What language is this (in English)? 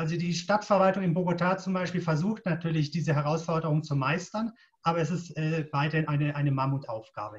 German